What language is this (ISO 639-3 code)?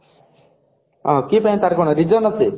ori